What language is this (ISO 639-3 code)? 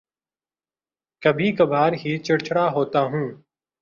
urd